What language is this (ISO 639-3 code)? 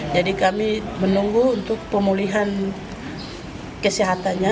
ind